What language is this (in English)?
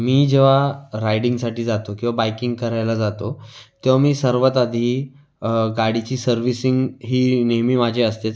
Marathi